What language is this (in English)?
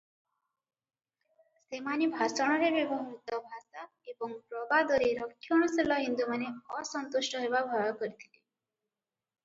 Odia